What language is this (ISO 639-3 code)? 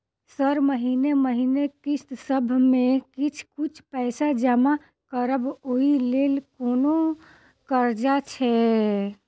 mai